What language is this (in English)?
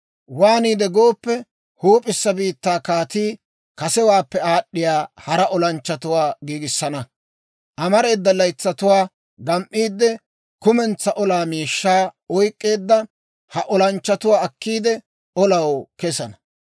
Dawro